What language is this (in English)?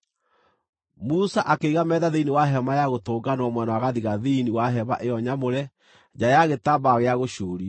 Kikuyu